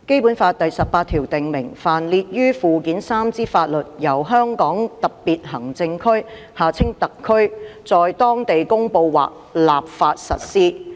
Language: Cantonese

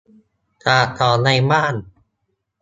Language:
Thai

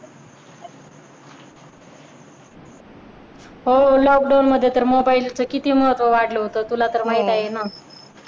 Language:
Marathi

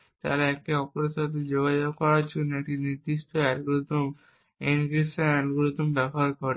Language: Bangla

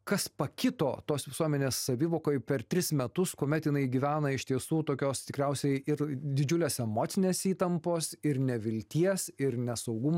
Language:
Lithuanian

